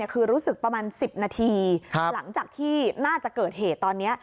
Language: Thai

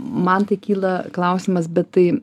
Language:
Lithuanian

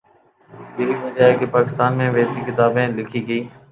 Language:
Urdu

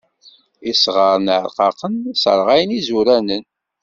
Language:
Kabyle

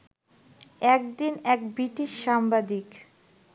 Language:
Bangla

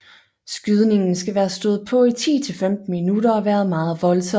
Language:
Danish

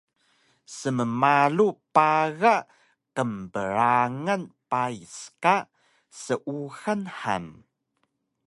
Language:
Taroko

